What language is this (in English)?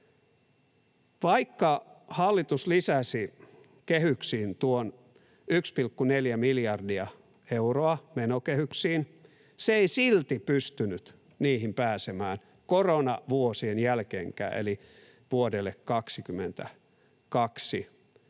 Finnish